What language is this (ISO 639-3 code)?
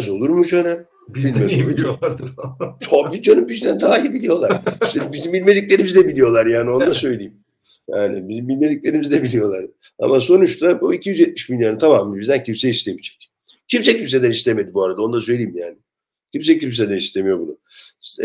tur